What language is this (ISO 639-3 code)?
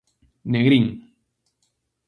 glg